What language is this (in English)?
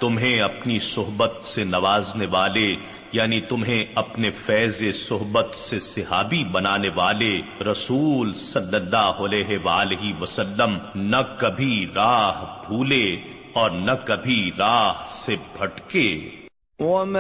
Urdu